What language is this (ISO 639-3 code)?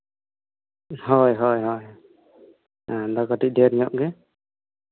sat